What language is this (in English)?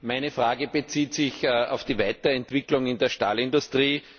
German